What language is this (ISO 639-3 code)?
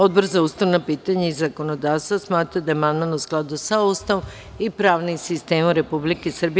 srp